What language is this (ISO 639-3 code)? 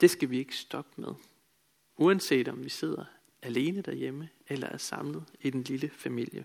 dan